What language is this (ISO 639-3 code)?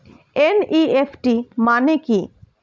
ben